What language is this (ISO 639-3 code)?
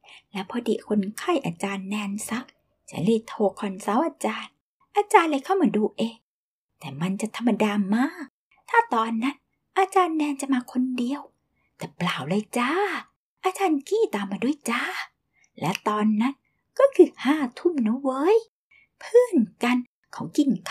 tha